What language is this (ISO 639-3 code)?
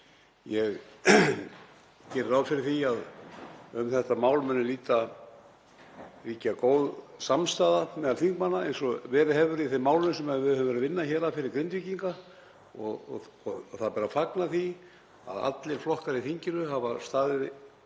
isl